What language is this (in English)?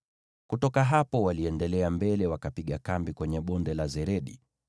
Swahili